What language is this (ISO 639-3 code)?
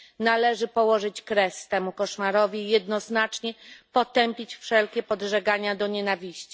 pol